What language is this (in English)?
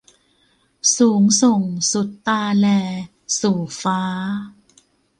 Thai